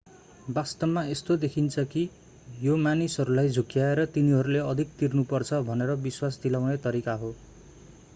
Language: Nepali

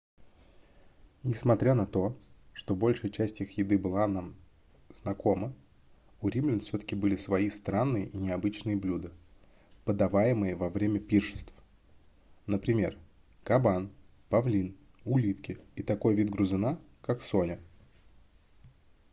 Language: Russian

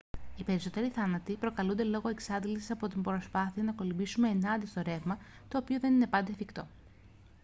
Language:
Greek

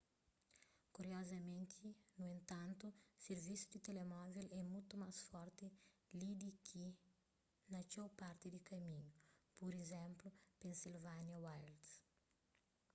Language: Kabuverdianu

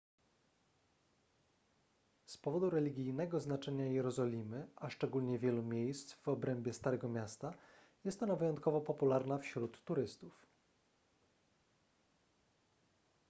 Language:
Polish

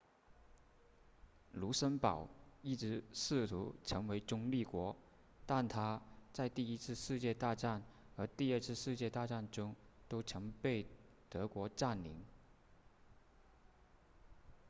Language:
Chinese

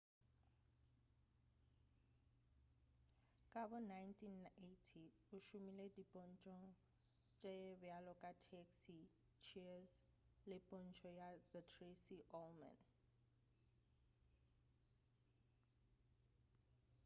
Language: Northern Sotho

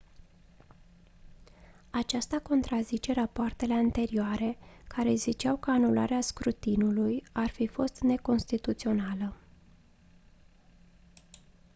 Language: Romanian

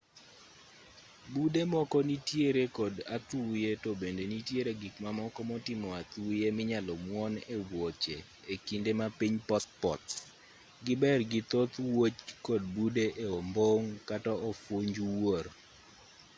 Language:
Luo (Kenya and Tanzania)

